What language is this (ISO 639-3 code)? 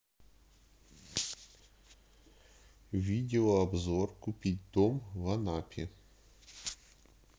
rus